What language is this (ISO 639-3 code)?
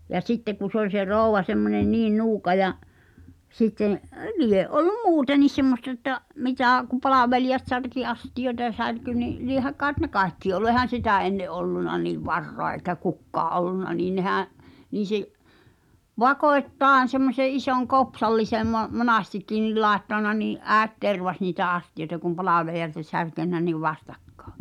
fin